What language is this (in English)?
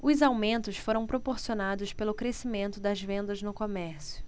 Portuguese